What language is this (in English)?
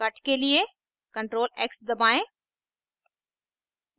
Hindi